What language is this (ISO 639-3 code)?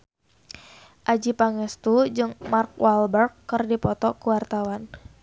sun